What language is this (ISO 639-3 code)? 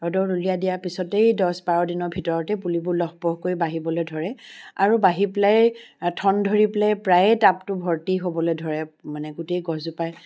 asm